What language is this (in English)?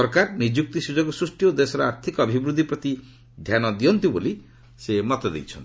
Odia